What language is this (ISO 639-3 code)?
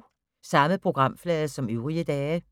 dan